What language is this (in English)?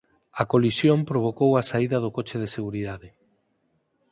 Galician